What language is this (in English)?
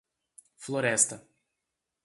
Portuguese